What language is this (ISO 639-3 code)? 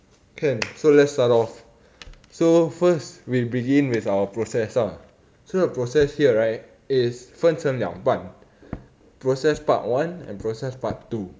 eng